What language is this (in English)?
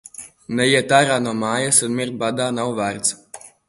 Latvian